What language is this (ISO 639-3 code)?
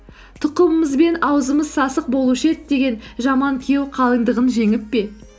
kaz